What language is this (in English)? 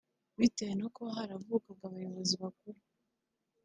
Kinyarwanda